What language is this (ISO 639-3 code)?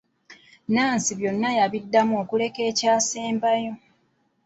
lug